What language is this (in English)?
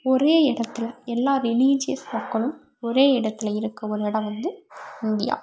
Tamil